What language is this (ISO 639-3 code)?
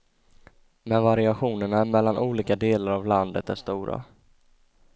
swe